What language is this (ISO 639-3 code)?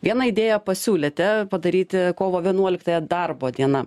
lit